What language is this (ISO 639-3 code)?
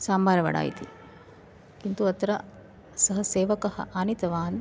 san